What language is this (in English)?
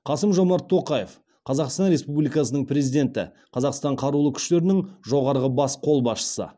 Kazakh